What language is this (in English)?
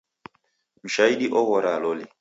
Taita